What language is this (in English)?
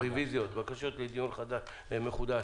Hebrew